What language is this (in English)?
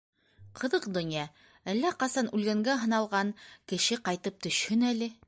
Bashkir